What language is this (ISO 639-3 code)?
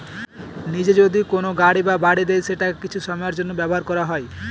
ben